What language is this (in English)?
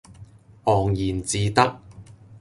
Cantonese